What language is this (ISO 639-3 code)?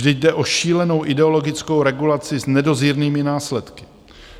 ces